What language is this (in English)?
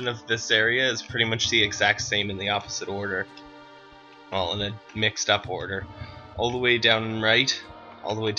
English